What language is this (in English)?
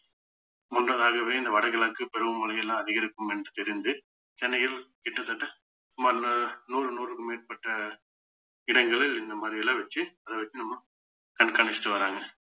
Tamil